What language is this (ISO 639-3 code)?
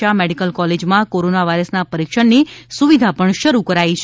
guj